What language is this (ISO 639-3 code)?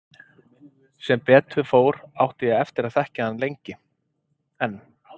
isl